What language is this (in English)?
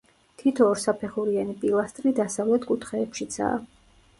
Georgian